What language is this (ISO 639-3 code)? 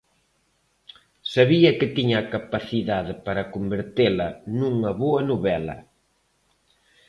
glg